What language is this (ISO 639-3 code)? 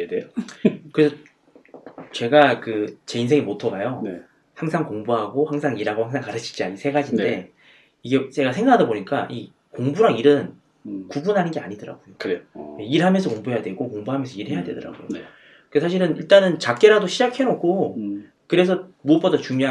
kor